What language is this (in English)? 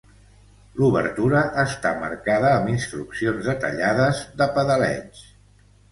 Catalan